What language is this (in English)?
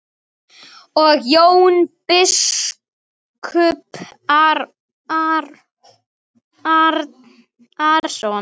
Icelandic